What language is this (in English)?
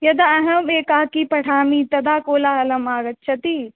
Sanskrit